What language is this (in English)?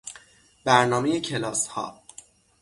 Persian